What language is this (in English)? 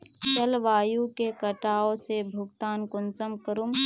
Magahi